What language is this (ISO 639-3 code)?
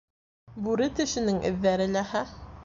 bak